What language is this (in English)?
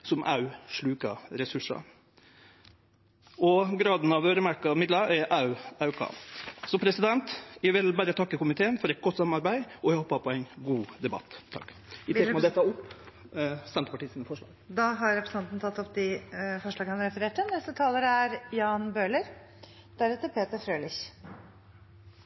Norwegian